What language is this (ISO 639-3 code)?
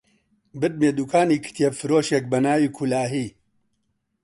ckb